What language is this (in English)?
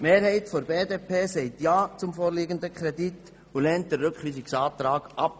Swiss German